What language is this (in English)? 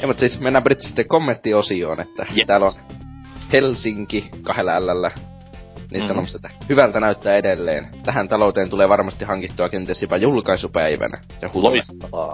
Finnish